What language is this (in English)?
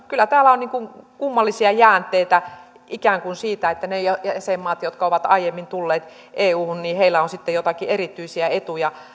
Finnish